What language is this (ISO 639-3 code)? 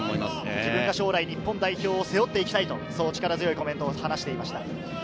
jpn